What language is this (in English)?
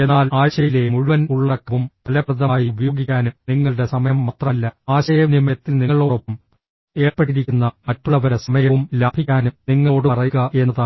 Malayalam